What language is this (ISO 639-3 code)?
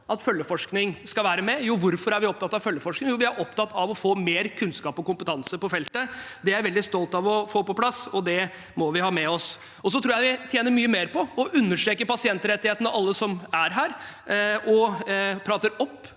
nor